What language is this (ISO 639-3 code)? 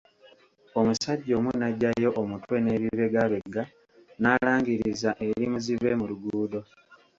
lug